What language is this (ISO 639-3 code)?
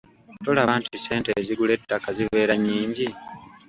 lug